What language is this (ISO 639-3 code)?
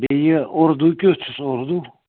kas